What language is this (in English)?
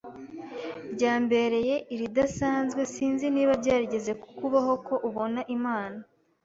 Kinyarwanda